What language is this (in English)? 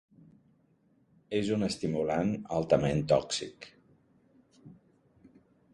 Catalan